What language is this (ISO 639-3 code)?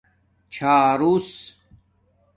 dmk